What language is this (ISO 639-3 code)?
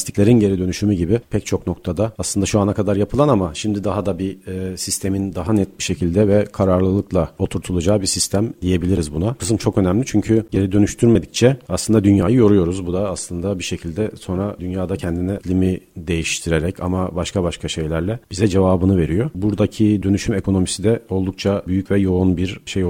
tur